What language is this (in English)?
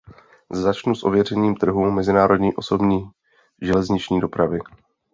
Czech